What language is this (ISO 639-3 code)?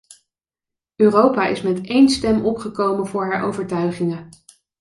nld